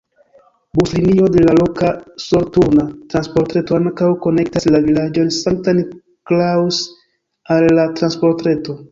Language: Esperanto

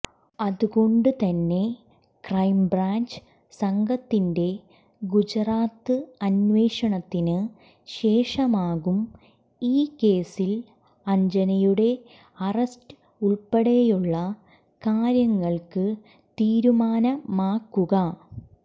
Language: Malayalam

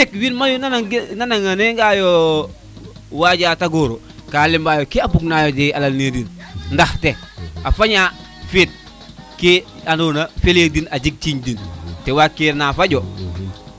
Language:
Serer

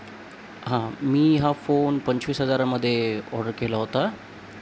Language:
Marathi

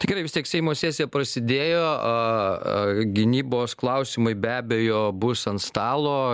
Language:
Lithuanian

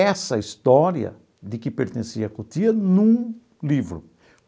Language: Portuguese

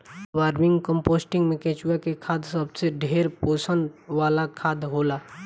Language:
Bhojpuri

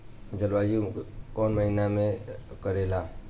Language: Bhojpuri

